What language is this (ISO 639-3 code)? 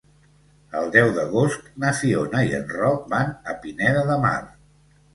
cat